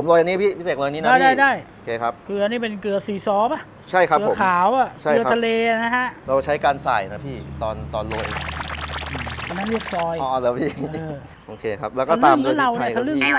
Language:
Thai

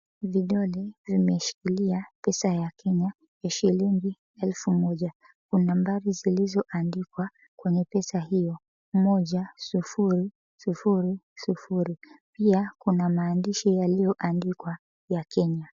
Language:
Swahili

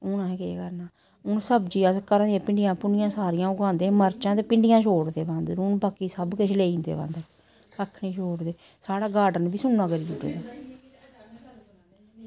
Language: Dogri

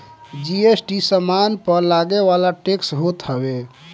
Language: Bhojpuri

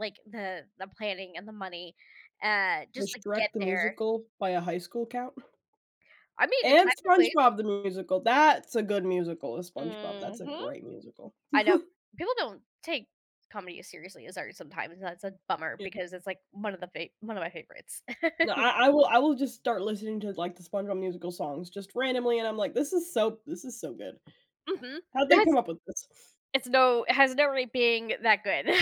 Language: English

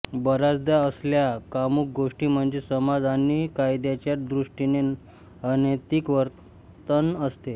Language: Marathi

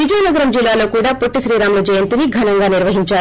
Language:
Telugu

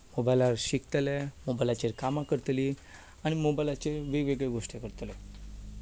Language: Konkani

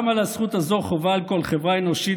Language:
Hebrew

